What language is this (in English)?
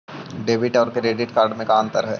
Magahi